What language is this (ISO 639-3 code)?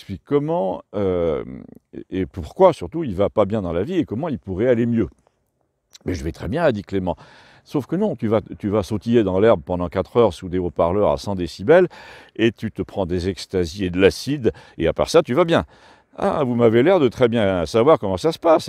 fra